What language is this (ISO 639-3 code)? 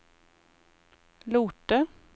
nor